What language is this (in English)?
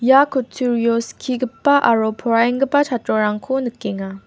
Garo